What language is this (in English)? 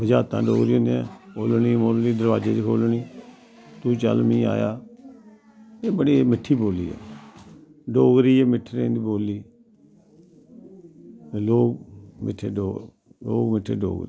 Dogri